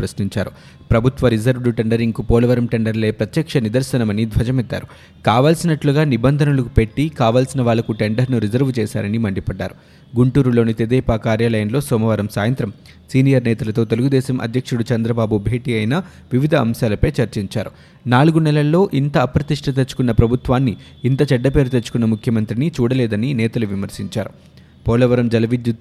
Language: Telugu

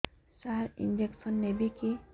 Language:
Odia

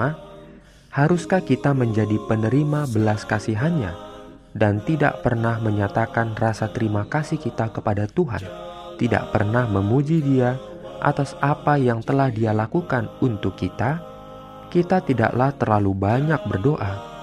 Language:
Indonesian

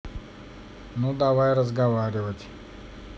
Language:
Russian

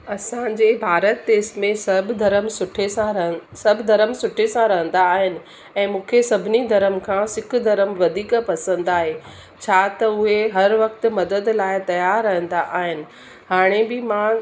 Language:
Sindhi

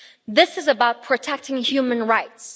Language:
English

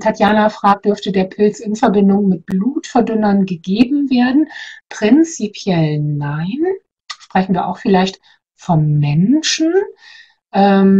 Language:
German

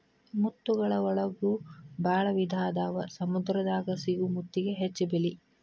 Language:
Kannada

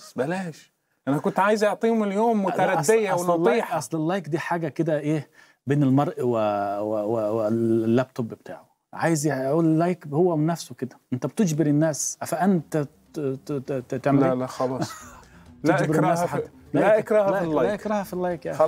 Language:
Arabic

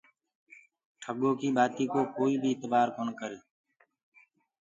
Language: Gurgula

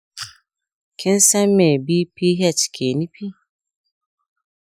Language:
Hausa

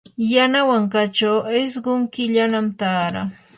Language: Yanahuanca Pasco Quechua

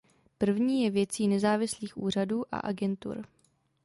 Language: Czech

